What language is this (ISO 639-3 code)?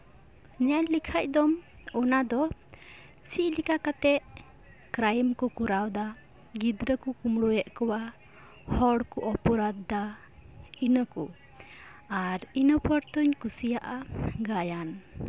sat